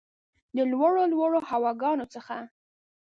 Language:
Pashto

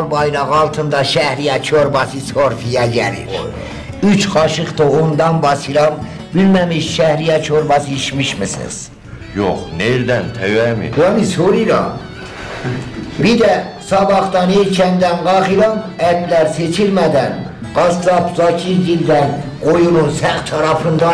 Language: Turkish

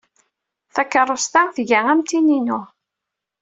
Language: Kabyle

